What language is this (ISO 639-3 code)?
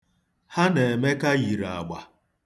ibo